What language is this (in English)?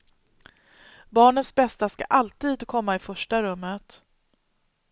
Swedish